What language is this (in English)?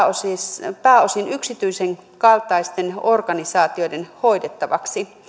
Finnish